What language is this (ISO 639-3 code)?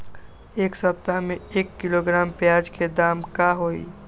mag